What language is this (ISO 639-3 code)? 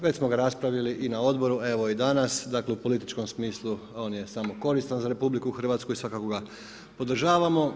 hrv